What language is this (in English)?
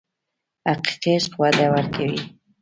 Pashto